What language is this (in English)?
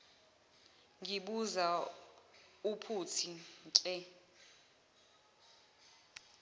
Zulu